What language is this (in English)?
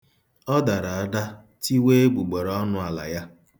Igbo